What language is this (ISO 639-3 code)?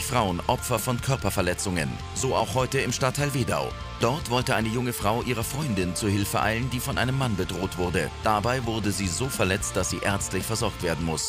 deu